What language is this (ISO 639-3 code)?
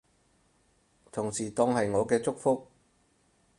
yue